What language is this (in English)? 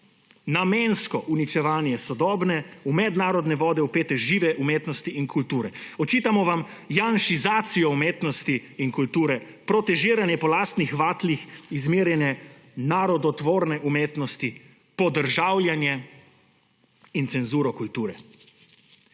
Slovenian